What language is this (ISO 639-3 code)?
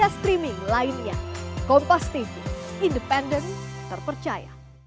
ind